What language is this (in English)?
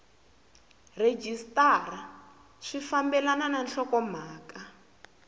Tsonga